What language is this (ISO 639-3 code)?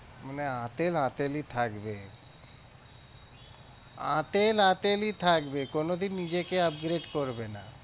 ben